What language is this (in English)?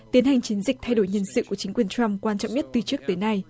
Vietnamese